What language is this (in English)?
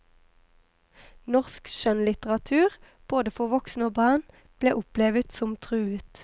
Norwegian